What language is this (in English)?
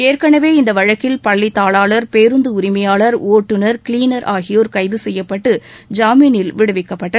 Tamil